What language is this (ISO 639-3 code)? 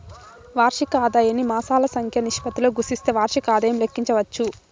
tel